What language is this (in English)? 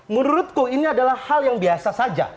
Indonesian